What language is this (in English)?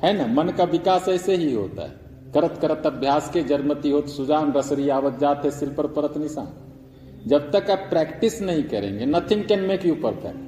Hindi